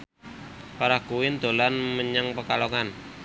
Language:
Javanese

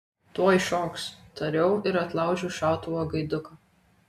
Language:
Lithuanian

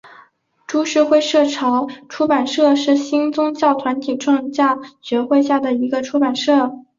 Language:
Chinese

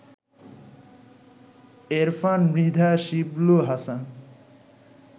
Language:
Bangla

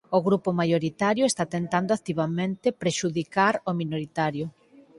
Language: Galician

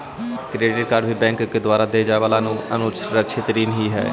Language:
Magahi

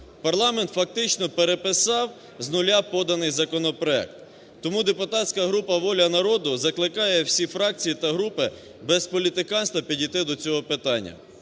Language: Ukrainian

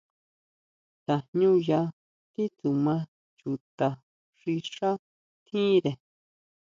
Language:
Huautla Mazatec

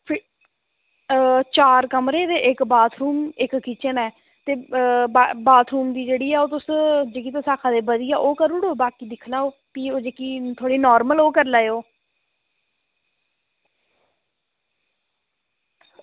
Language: Dogri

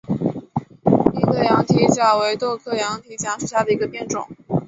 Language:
Chinese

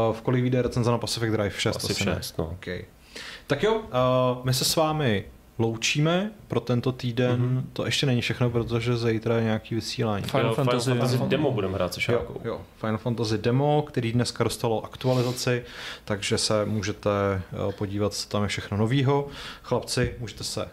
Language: Czech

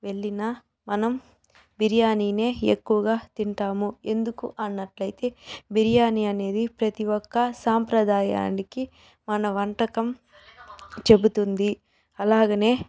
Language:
Telugu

